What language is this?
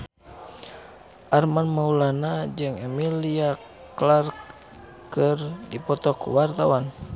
Sundanese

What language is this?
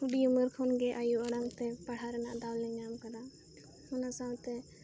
Santali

